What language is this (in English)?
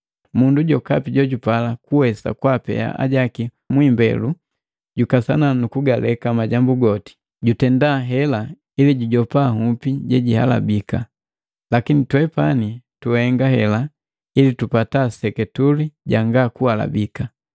Matengo